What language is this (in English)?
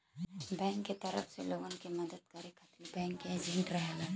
Bhojpuri